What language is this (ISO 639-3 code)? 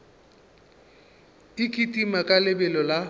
nso